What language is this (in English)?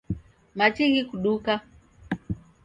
Taita